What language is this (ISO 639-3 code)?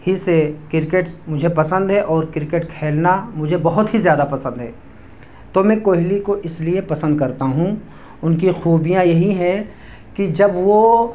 urd